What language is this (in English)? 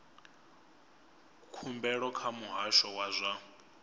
Venda